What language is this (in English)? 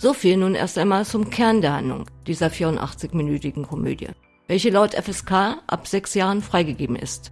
German